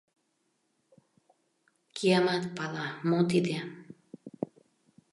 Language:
Mari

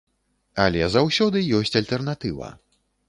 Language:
Belarusian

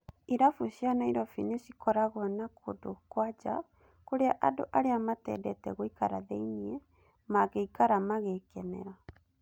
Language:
Kikuyu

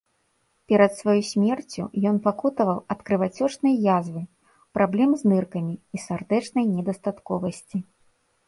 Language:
Belarusian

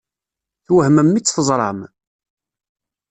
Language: Kabyle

